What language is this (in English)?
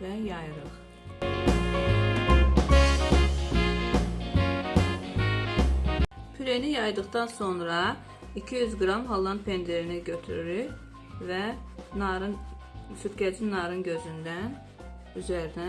Turkish